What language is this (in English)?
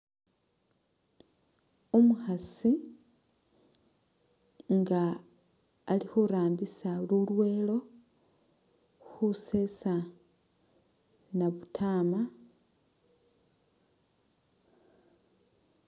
Masaaba